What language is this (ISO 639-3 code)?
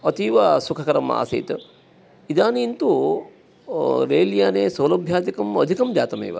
san